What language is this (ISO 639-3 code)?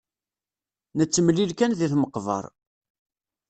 kab